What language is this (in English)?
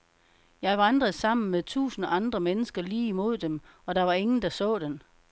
Danish